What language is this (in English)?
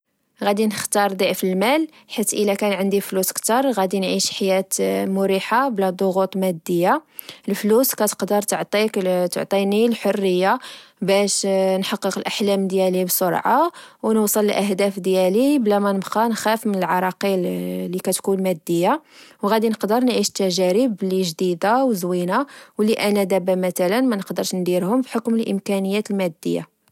Moroccan Arabic